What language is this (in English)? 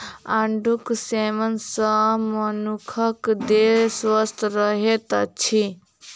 Maithili